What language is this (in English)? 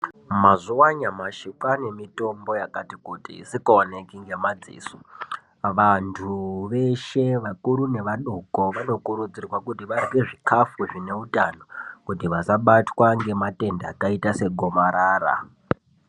Ndau